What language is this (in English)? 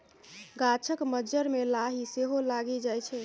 Maithili